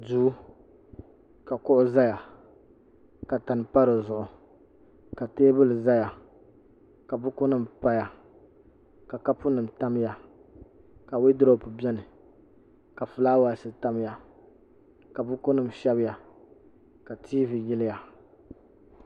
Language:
Dagbani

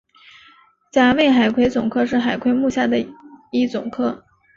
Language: Chinese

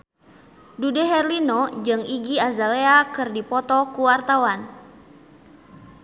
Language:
Sundanese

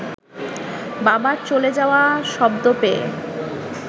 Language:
Bangla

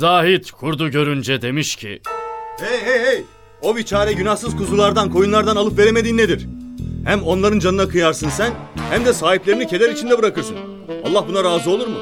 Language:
Turkish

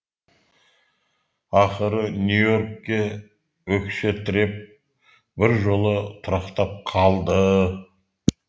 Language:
Kazakh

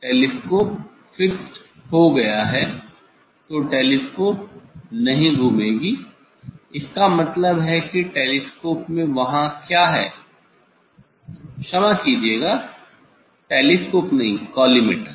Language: Hindi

